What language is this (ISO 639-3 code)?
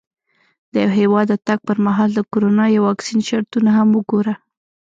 pus